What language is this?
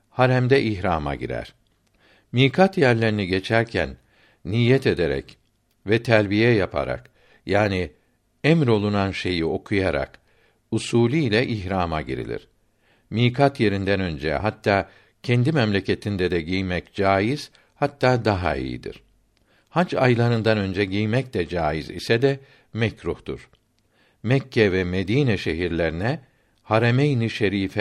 Turkish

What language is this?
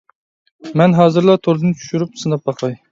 Uyghur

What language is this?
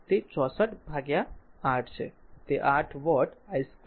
Gujarati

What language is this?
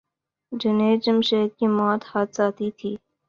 Urdu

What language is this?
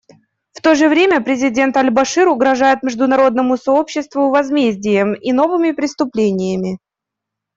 Russian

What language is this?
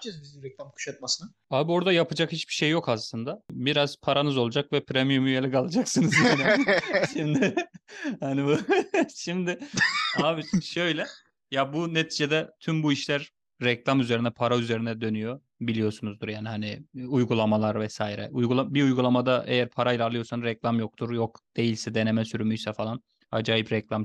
Turkish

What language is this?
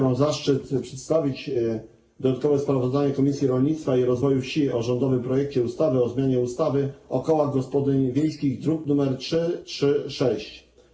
Polish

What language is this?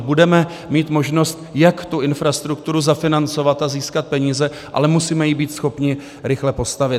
Czech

